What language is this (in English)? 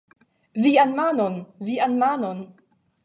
Esperanto